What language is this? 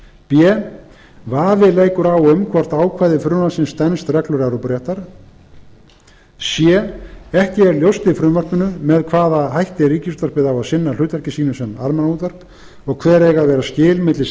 Icelandic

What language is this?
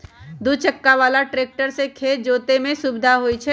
Magahi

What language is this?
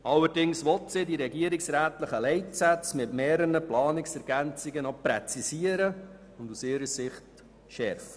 Swiss German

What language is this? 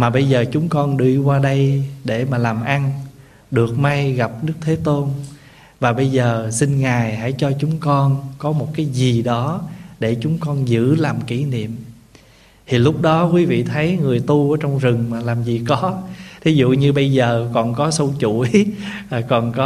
Vietnamese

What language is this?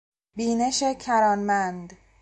Persian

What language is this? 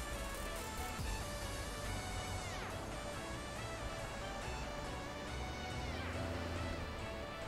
German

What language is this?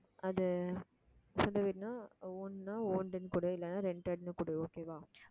Tamil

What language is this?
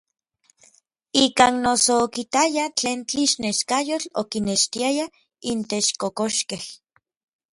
Orizaba Nahuatl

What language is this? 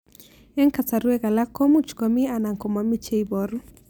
Kalenjin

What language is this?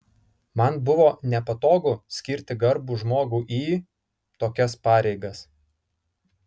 Lithuanian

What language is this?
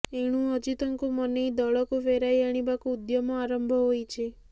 Odia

